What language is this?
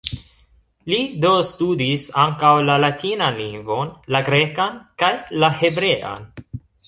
Esperanto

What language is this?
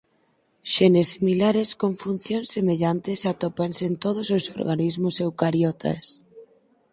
Galician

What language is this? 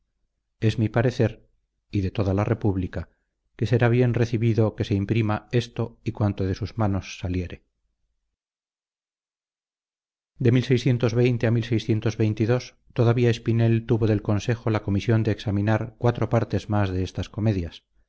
Spanish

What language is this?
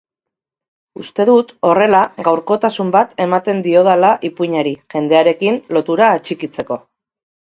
Basque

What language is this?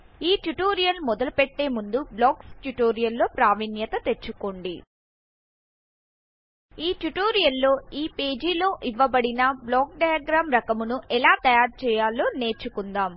Telugu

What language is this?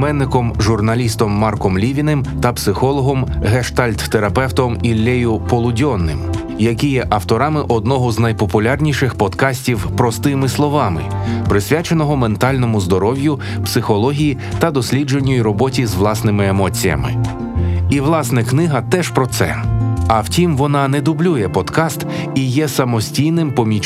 Ukrainian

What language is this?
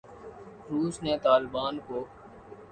Urdu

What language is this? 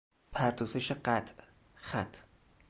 Persian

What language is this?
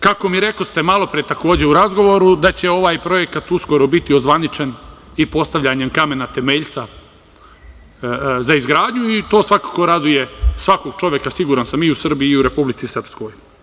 Serbian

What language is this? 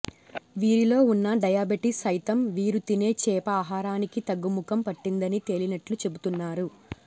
Telugu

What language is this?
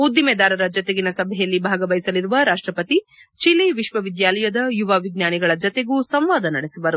Kannada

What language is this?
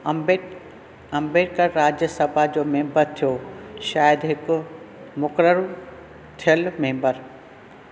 Sindhi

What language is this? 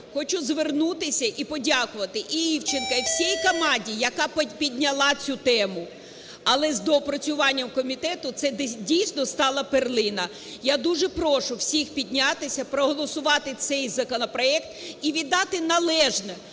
Ukrainian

